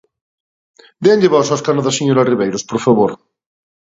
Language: Galician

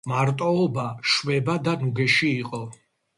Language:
Georgian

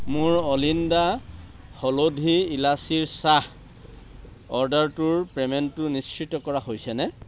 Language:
Assamese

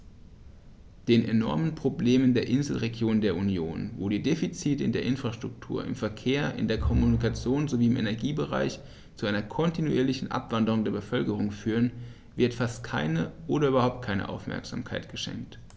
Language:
German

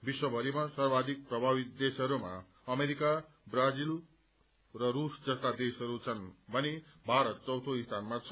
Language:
Nepali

